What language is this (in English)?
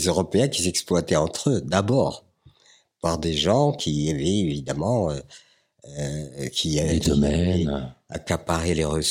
French